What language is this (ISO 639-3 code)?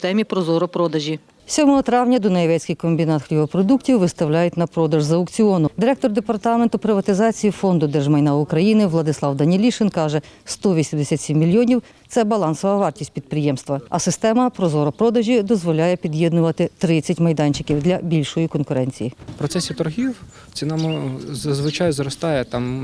ukr